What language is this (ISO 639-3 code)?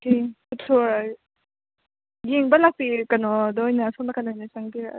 mni